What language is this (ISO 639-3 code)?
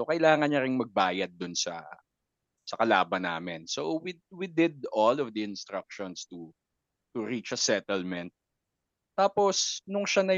fil